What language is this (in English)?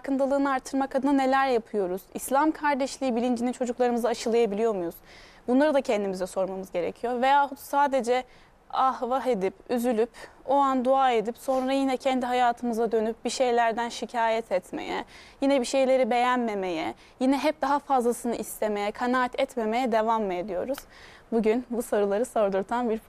Turkish